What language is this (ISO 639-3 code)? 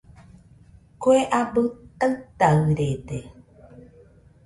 hux